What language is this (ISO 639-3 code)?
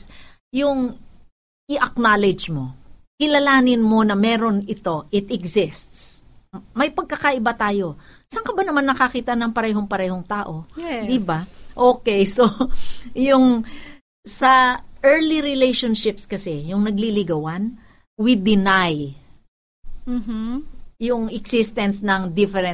fil